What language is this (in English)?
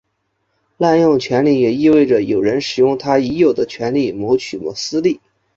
Chinese